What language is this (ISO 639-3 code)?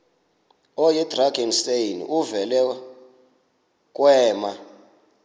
xho